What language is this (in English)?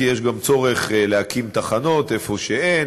Hebrew